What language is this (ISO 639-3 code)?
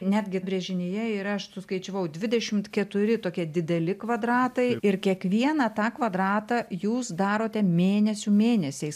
lit